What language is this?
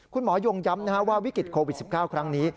Thai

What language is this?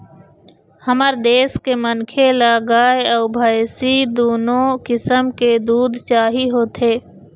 Chhattisgarhi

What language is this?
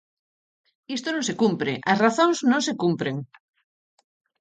Galician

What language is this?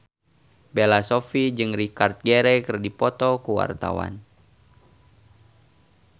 Sundanese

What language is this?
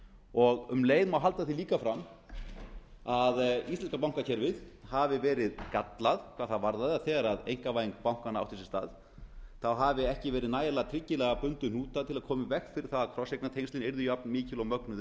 Icelandic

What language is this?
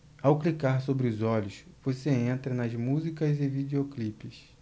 Portuguese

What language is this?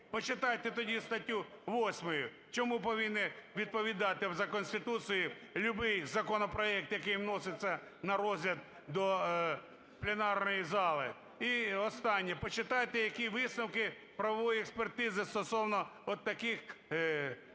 Ukrainian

